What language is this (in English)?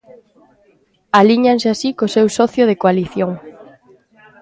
Galician